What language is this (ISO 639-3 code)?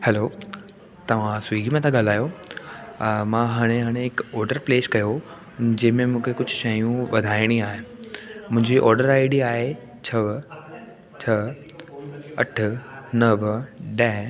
snd